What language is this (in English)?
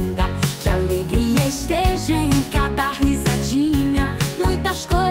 Portuguese